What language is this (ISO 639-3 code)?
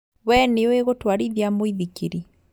kik